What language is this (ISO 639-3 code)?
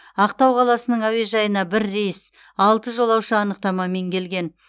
kaz